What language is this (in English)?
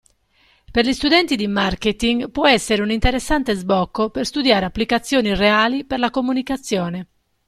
Italian